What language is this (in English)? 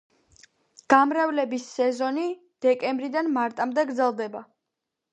Georgian